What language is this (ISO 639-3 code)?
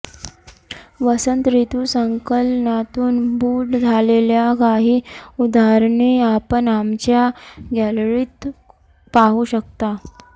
mar